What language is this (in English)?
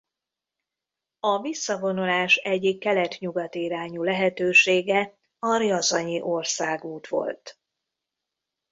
Hungarian